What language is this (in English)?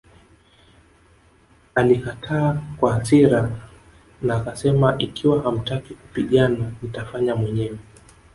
Swahili